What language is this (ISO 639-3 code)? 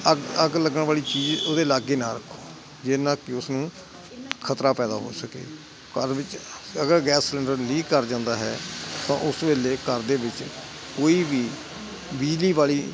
pan